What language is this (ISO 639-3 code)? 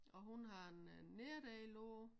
dan